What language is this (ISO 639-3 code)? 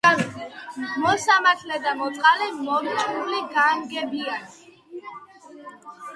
kat